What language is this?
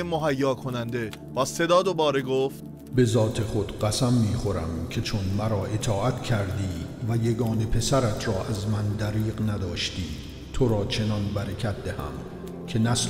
Persian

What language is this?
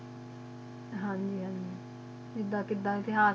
Punjabi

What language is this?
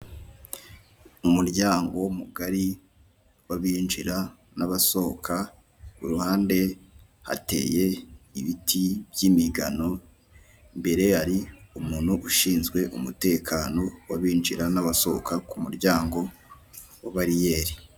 Kinyarwanda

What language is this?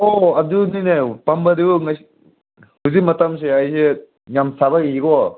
Manipuri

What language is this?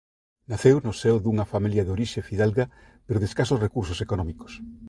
Galician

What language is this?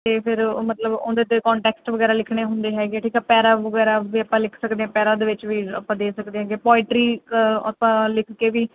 Punjabi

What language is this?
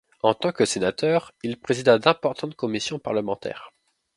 French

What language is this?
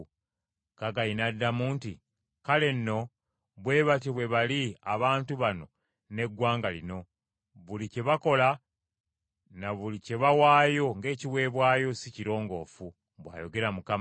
Ganda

